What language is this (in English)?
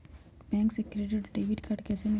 Magahi